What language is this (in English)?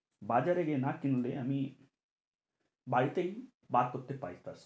Bangla